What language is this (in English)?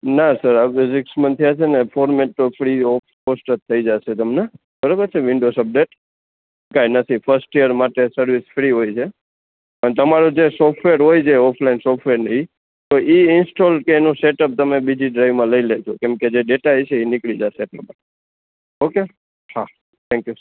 Gujarati